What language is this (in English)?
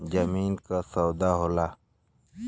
Bhojpuri